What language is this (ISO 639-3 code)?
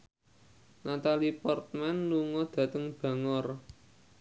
jav